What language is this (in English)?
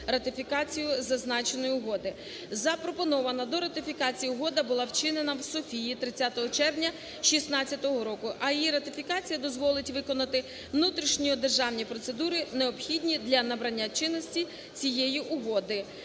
Ukrainian